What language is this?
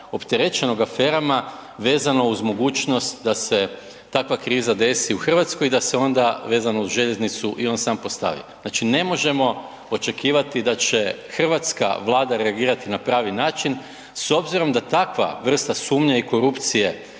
Croatian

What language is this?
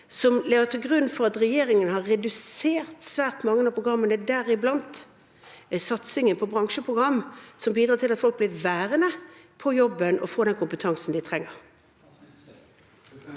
Norwegian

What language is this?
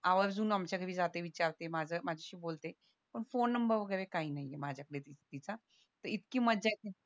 Marathi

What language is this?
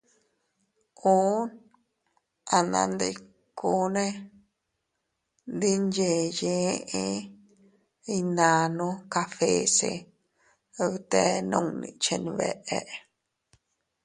Teutila Cuicatec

